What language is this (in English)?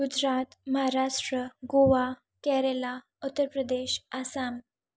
Sindhi